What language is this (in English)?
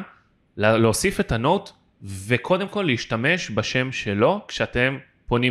Hebrew